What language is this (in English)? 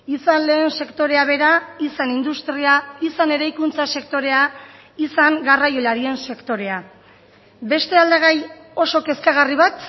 Basque